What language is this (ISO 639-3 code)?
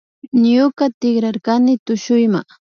qvi